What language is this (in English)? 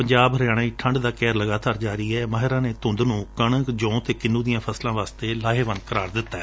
Punjabi